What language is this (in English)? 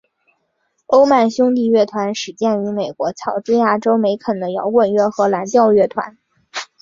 Chinese